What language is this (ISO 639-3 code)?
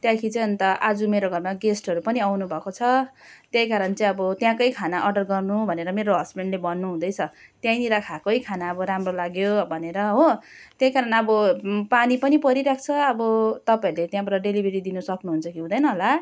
nep